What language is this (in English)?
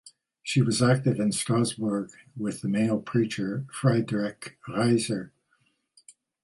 English